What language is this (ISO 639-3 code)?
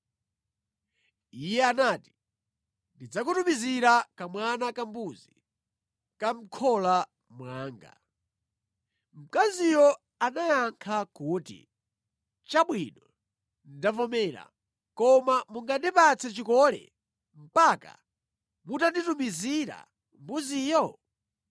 nya